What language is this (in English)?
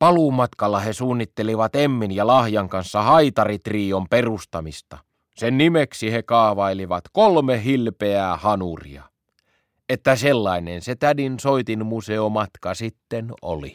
Finnish